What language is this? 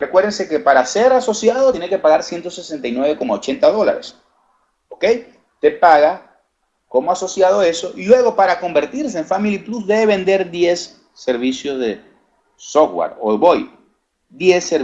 Spanish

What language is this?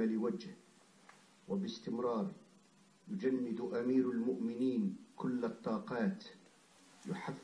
Arabic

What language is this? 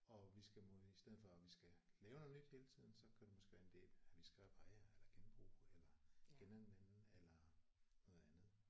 Danish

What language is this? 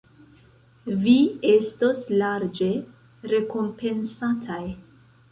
Esperanto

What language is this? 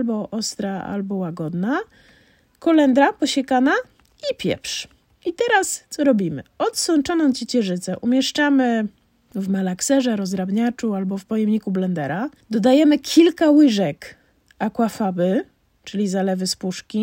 Polish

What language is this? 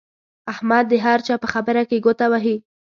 Pashto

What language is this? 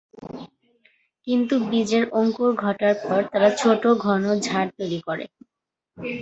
Bangla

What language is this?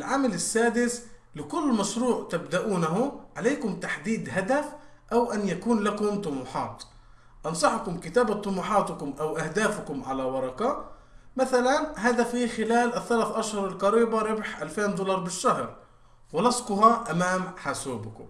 Arabic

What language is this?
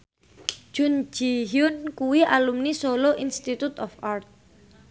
Javanese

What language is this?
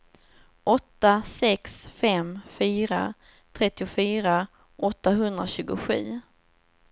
Swedish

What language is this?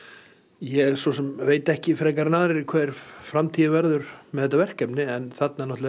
Icelandic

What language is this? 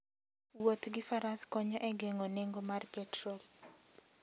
Luo (Kenya and Tanzania)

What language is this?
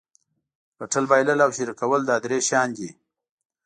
Pashto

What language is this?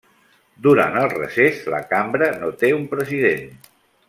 Catalan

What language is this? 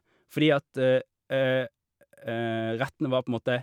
Norwegian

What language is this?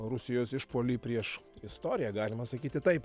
Lithuanian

